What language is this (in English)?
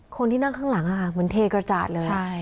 Thai